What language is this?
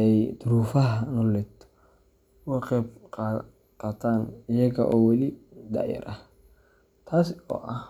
Somali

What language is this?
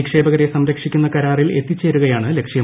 Malayalam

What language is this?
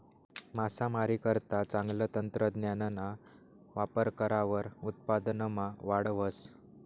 Marathi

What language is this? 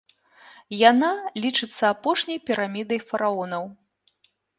Belarusian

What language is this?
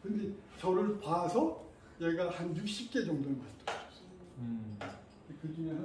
Korean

